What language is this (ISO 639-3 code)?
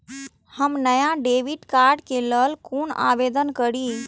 mai